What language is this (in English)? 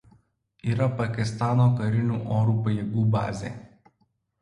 Lithuanian